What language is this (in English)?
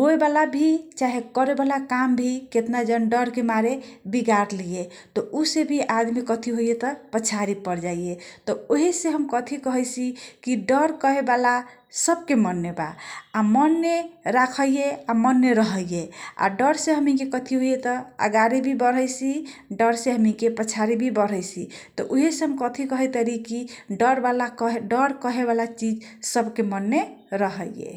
Kochila Tharu